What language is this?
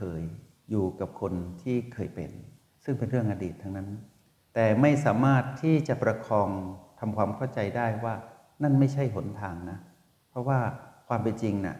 Thai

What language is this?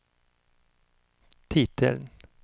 Swedish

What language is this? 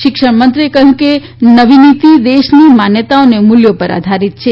Gujarati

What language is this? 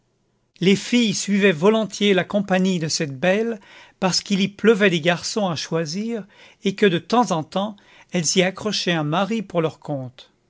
French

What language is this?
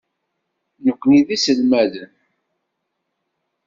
Kabyle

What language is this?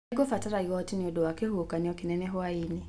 Kikuyu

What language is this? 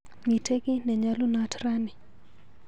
Kalenjin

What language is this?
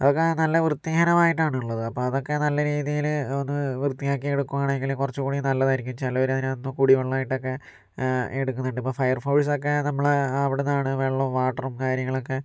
Malayalam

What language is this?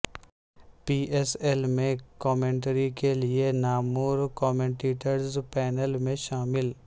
Urdu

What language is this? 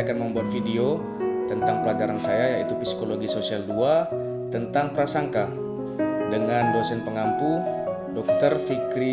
Indonesian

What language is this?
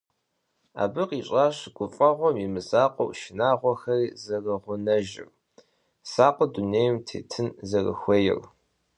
Kabardian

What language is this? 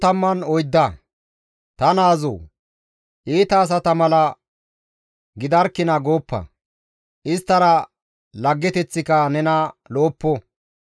Gamo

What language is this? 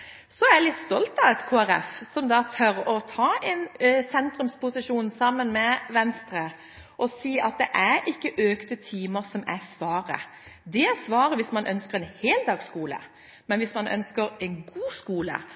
Norwegian Bokmål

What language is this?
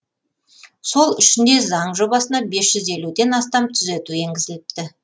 Kazakh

